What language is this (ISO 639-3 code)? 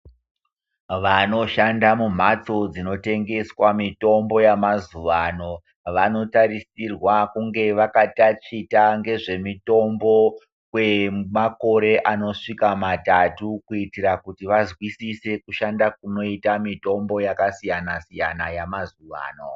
ndc